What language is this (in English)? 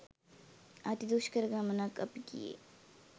Sinhala